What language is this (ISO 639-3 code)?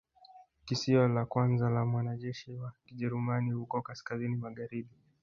swa